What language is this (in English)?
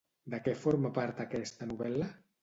Catalan